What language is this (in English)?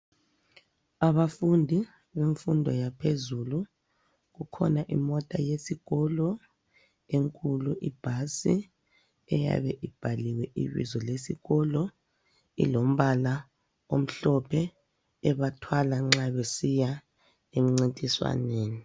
North Ndebele